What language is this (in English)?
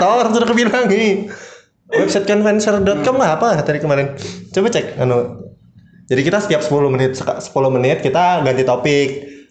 Indonesian